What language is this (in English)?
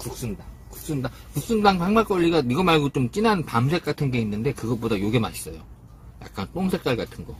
Korean